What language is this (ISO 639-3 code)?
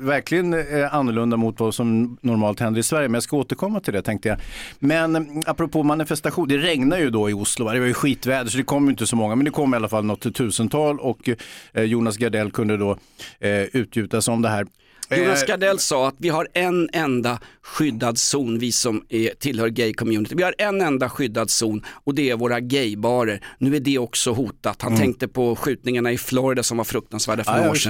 swe